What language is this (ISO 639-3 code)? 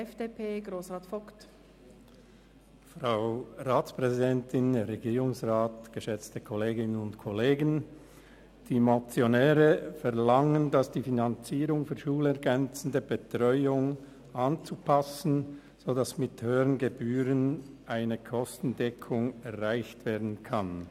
gsw